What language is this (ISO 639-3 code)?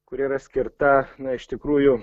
lit